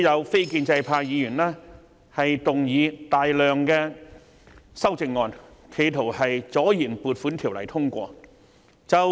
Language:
Cantonese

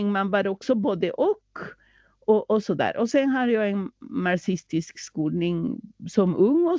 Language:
Swedish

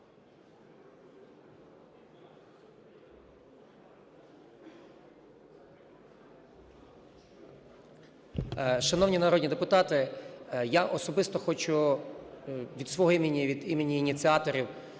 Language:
Ukrainian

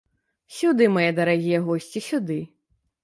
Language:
Belarusian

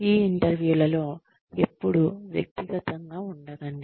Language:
Telugu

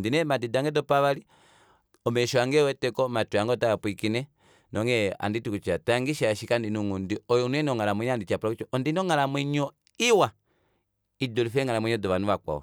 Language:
Kuanyama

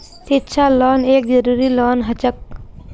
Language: Magahi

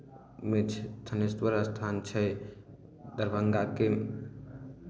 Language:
Maithili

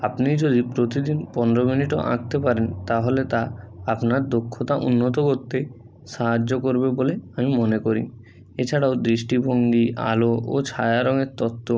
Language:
Bangla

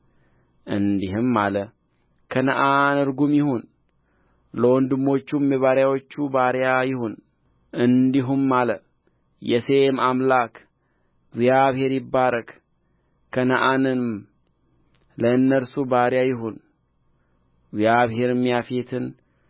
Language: Amharic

